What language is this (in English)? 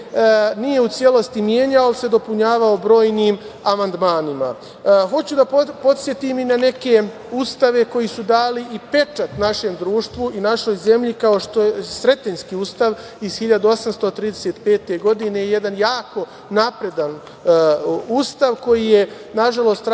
Serbian